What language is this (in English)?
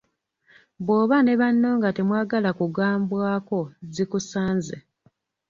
Ganda